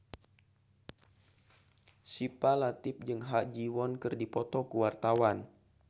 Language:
Sundanese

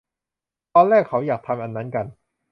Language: Thai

